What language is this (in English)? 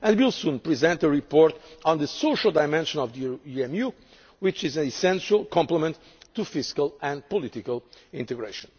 English